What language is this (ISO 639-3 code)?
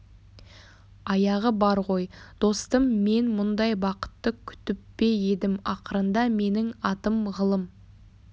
kaz